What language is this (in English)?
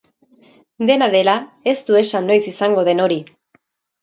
Basque